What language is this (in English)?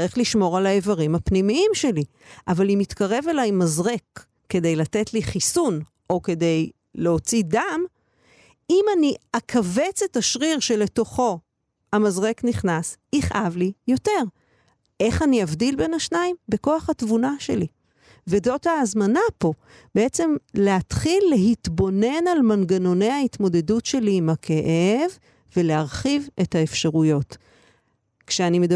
Hebrew